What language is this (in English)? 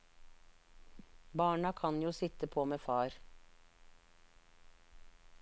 Norwegian